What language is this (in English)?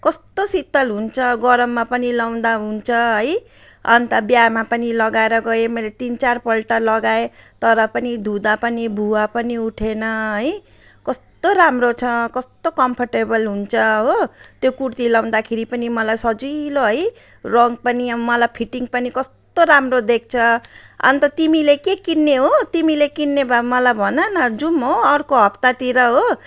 Nepali